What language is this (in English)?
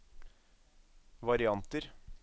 Norwegian